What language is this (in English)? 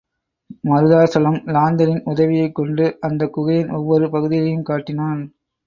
Tamil